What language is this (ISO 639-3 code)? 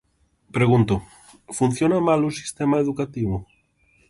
glg